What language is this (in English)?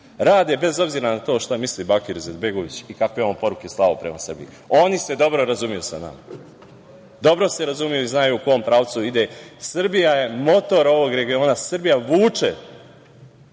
Serbian